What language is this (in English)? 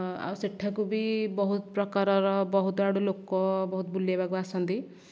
Odia